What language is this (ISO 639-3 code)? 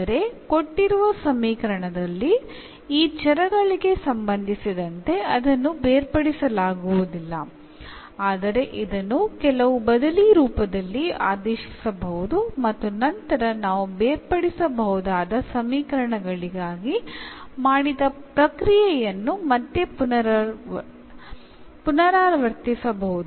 kan